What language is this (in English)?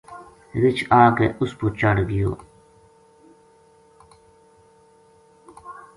Gujari